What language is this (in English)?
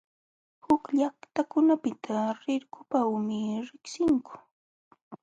Jauja Wanca Quechua